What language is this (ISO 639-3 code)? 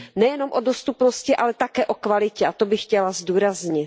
ces